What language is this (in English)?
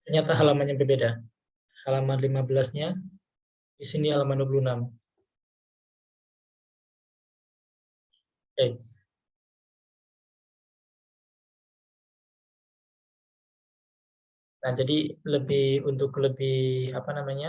Indonesian